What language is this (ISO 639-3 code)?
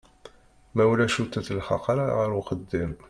kab